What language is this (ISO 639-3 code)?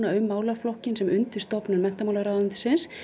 isl